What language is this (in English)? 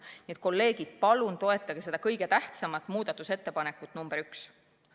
Estonian